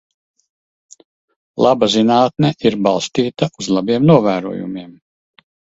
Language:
Latvian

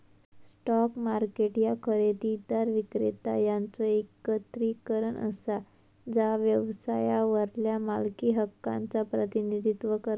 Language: Marathi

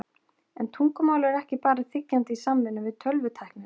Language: Icelandic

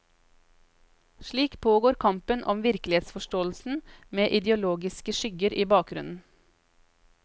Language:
Norwegian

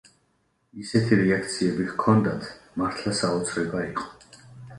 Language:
Georgian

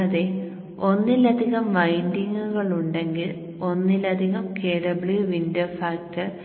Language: Malayalam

